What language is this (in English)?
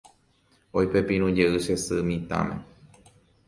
Guarani